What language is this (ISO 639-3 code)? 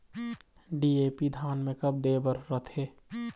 hne